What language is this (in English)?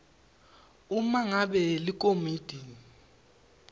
Swati